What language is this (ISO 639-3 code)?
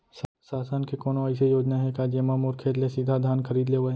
hne